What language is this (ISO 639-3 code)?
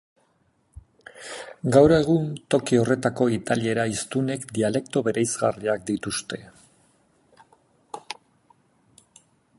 eus